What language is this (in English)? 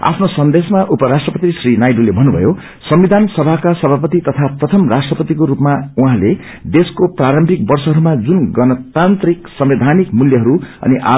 Nepali